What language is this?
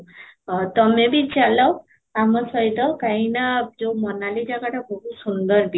Odia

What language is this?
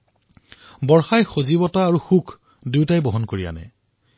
Assamese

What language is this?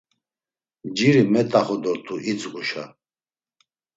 Laz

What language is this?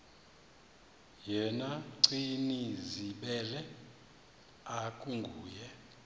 Xhosa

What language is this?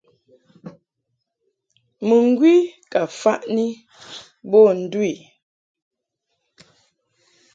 Mungaka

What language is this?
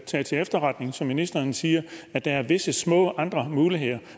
Danish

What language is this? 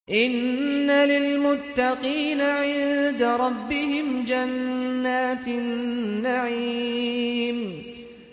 Arabic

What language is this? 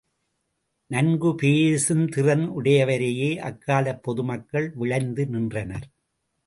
Tamil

